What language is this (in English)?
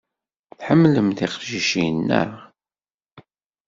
Kabyle